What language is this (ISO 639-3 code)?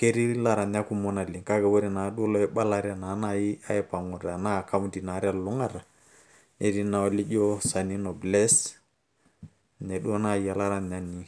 mas